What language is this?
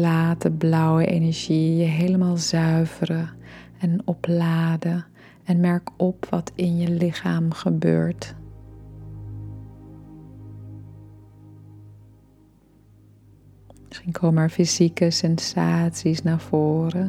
Dutch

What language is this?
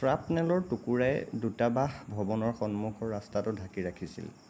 Assamese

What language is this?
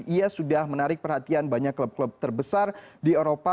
Indonesian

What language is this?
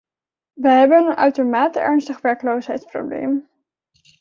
Dutch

